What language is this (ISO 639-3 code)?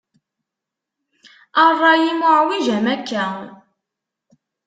kab